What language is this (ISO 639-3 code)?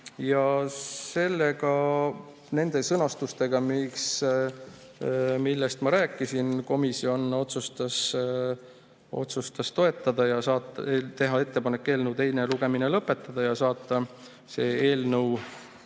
est